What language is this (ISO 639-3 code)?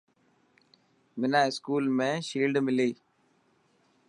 mki